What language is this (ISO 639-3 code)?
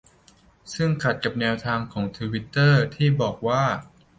tha